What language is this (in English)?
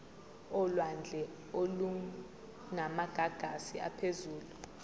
Zulu